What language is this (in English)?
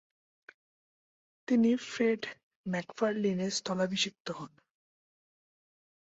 Bangla